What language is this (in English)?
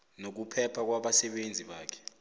South Ndebele